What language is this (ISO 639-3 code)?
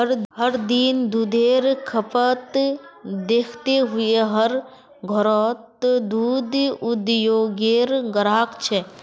mag